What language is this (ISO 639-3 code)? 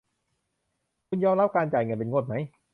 tha